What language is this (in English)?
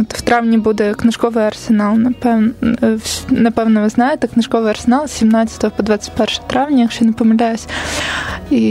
Ukrainian